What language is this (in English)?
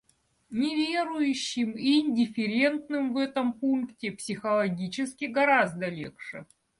Russian